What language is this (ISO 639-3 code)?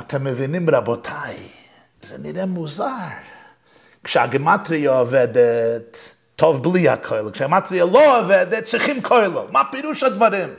heb